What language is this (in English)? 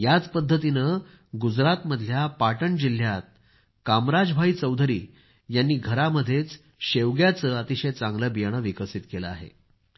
Marathi